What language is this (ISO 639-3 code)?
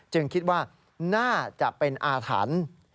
tha